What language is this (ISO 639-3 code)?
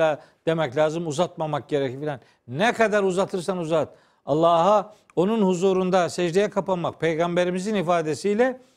tur